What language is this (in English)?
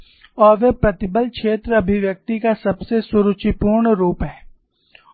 Hindi